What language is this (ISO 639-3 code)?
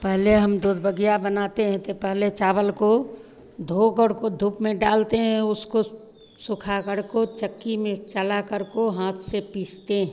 hin